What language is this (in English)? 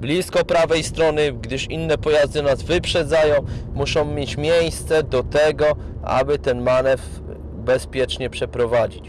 Polish